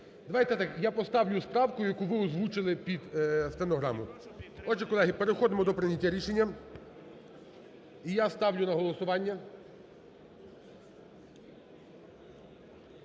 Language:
Ukrainian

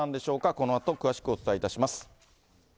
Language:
Japanese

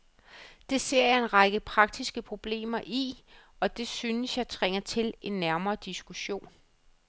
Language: Danish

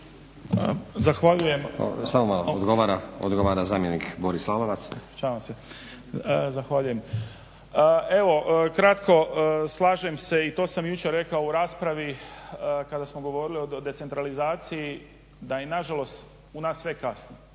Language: Croatian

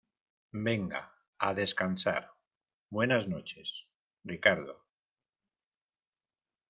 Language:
Spanish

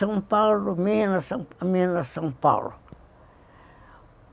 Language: Portuguese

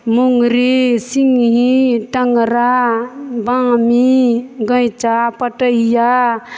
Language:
Maithili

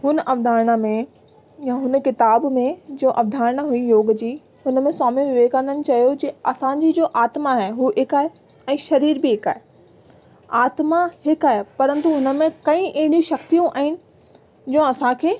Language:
Sindhi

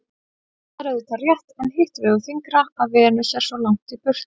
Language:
Icelandic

